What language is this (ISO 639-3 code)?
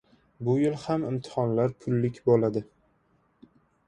uzb